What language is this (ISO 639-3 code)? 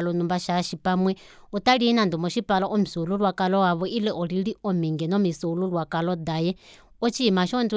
kua